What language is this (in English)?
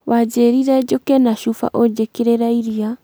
Kikuyu